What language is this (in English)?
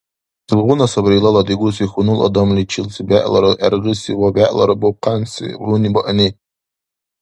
Dargwa